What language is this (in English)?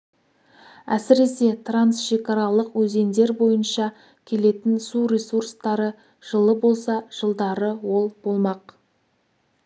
Kazakh